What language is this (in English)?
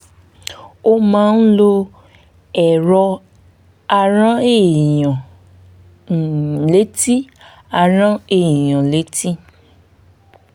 Yoruba